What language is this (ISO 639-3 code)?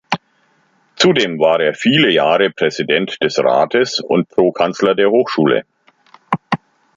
deu